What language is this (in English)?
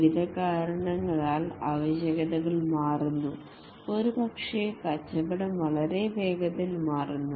Malayalam